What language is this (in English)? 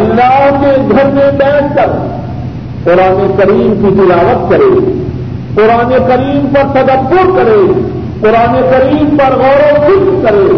Urdu